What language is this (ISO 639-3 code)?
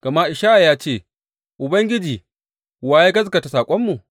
hau